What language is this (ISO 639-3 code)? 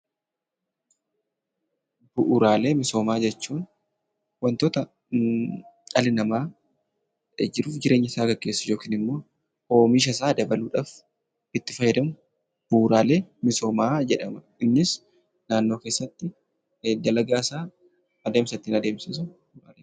orm